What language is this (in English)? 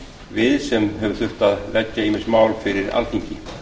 Icelandic